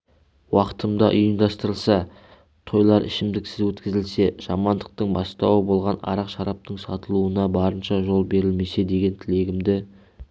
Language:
Kazakh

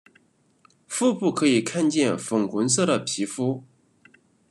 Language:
Chinese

